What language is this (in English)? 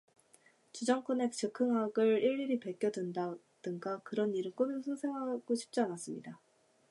Korean